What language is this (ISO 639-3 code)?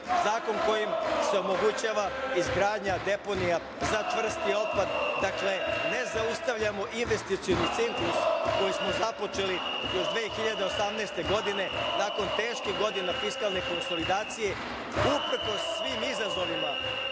srp